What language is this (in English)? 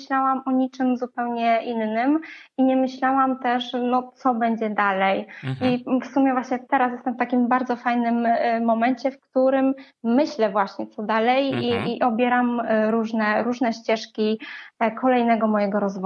Polish